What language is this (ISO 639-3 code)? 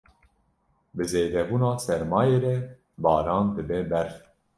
kur